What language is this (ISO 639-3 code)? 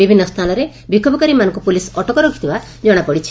ori